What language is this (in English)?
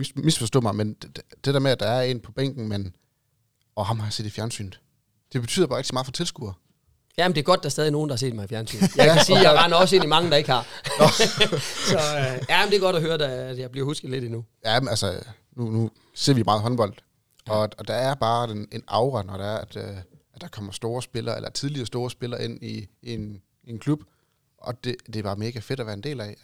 Danish